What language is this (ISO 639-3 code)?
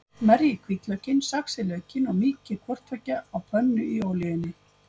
isl